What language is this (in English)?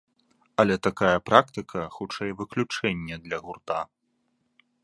Belarusian